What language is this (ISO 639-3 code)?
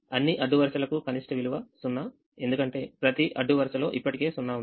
tel